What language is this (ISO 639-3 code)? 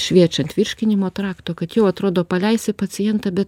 lit